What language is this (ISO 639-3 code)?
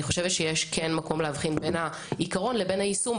heb